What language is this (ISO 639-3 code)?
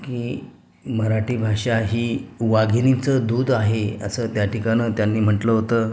mar